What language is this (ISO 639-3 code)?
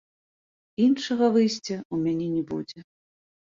bel